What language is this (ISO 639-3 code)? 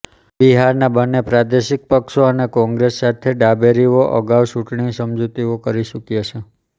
guj